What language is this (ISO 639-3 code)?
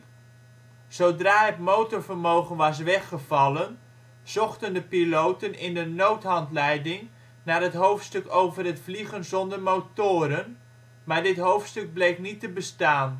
nld